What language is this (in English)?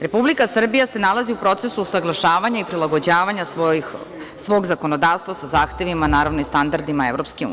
Serbian